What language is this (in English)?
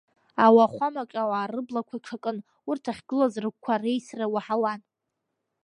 Abkhazian